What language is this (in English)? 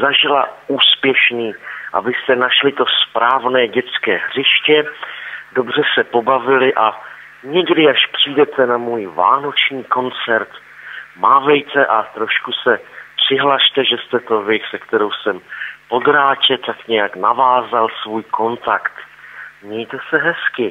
Czech